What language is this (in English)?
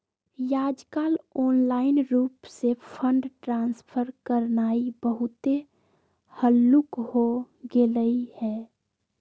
Magahi